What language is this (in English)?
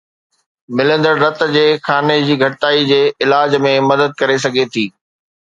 Sindhi